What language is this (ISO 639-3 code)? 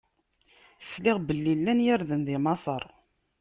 kab